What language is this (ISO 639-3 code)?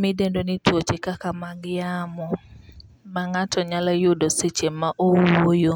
luo